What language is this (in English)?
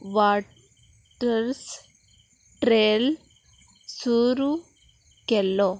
Konkani